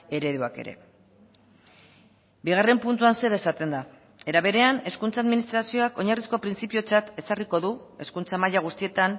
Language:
Basque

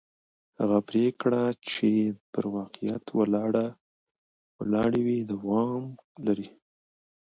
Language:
Pashto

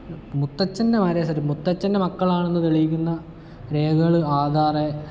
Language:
Malayalam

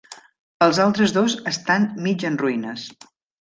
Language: Catalan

